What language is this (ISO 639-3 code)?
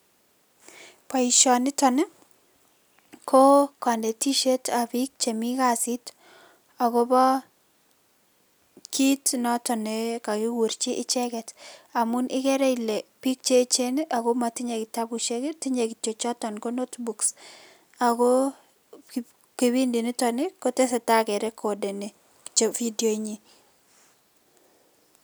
kln